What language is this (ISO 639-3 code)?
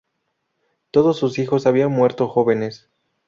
spa